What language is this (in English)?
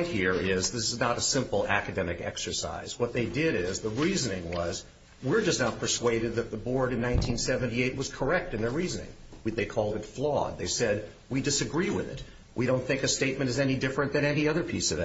English